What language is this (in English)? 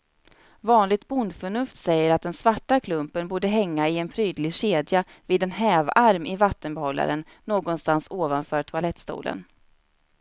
Swedish